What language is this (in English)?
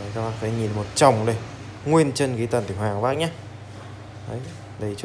Vietnamese